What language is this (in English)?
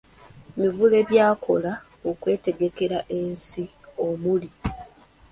Ganda